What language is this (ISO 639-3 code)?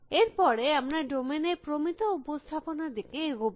ben